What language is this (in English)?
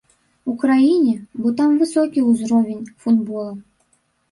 Belarusian